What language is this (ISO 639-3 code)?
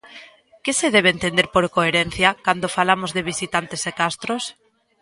glg